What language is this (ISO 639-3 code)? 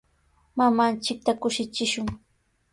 qws